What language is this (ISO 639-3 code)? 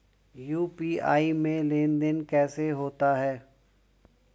hin